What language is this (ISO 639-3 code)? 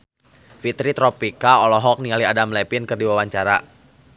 sun